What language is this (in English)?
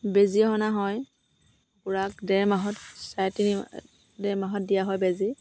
Assamese